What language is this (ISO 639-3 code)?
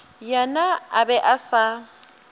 nso